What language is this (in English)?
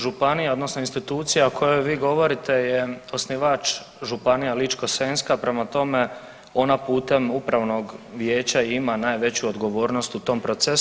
Croatian